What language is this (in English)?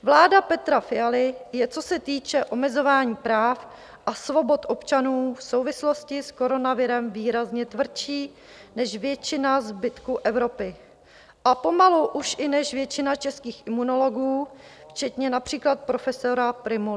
Czech